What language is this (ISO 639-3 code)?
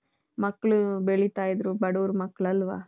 kan